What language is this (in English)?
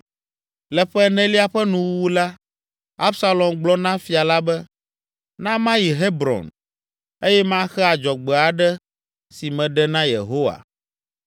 Ewe